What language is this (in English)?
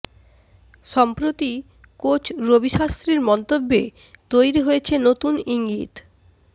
Bangla